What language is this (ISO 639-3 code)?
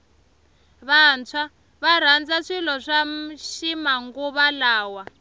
tso